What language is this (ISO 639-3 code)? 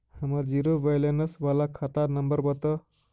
mag